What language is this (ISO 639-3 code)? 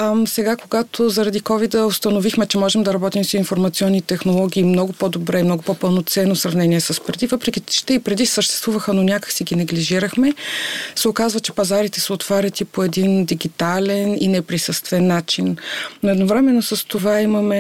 bul